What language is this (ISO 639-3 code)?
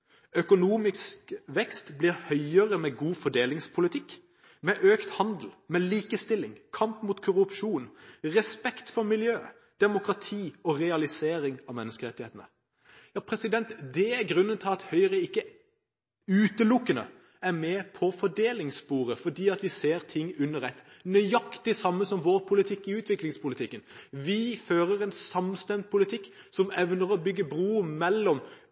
nob